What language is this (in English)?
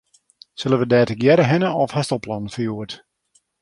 Western Frisian